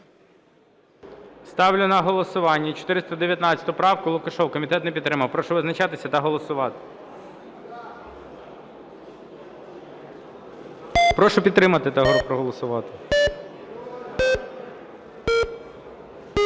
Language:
Ukrainian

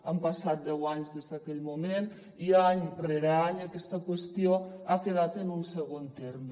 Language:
Catalan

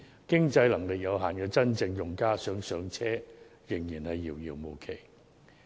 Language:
Cantonese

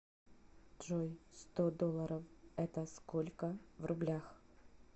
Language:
Russian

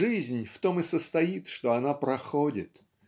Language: Russian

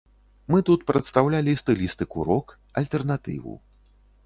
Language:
Belarusian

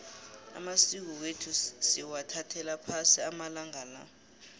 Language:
South Ndebele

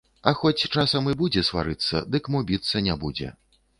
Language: Belarusian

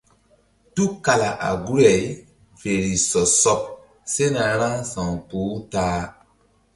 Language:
Mbum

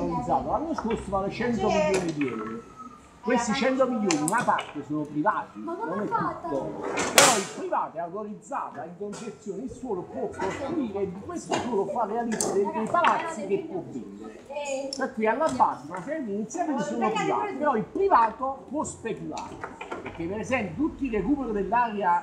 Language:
Italian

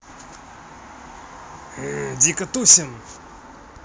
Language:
Russian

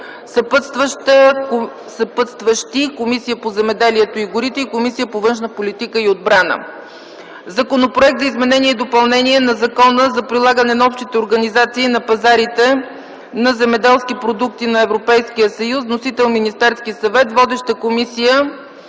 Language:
Bulgarian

